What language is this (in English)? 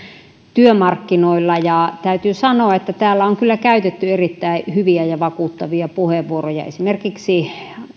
Finnish